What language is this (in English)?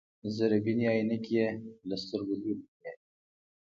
Pashto